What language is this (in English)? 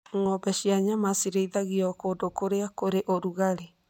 Kikuyu